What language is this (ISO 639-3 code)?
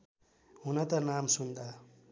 nep